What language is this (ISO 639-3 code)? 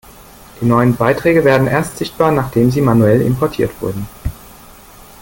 deu